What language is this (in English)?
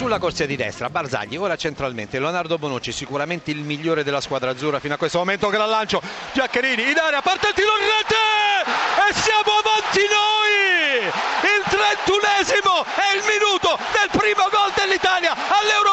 Italian